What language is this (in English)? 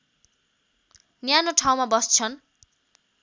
Nepali